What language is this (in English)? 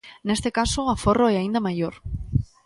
Galician